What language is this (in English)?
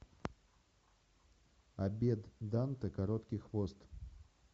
Russian